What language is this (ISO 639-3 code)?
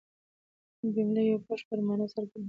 pus